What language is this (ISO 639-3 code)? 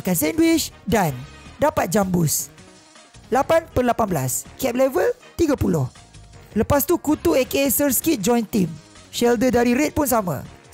msa